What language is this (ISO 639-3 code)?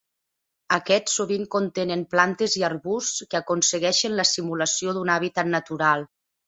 cat